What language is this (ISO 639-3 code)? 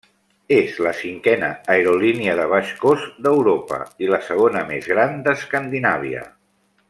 cat